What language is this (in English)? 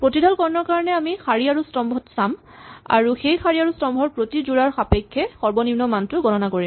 Assamese